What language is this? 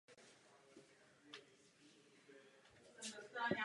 Czech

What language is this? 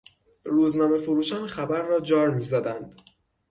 Persian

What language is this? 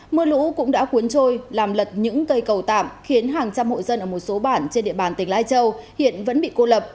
Vietnamese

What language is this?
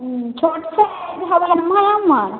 Maithili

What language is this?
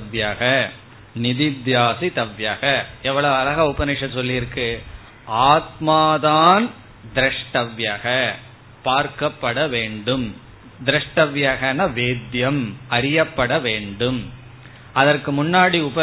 Tamil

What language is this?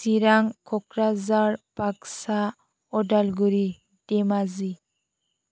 Bodo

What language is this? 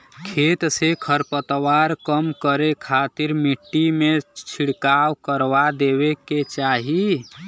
Bhojpuri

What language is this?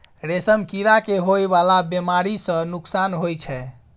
Maithili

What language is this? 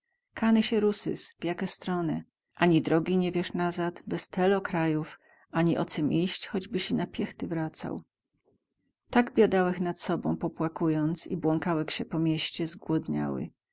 Polish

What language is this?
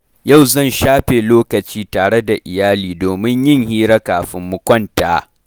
Hausa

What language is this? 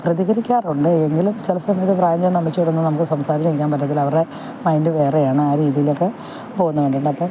Malayalam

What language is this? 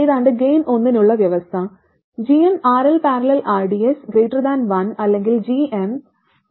Malayalam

